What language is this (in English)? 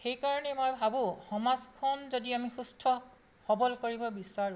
Assamese